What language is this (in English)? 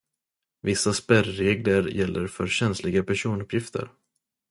Swedish